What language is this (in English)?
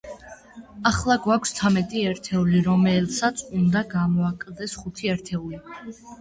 Georgian